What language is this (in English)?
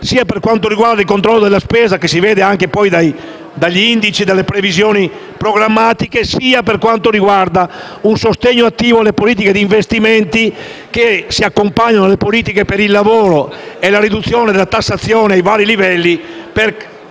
Italian